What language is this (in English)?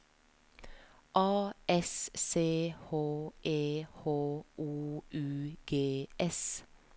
Norwegian